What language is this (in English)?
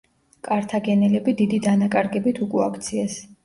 Georgian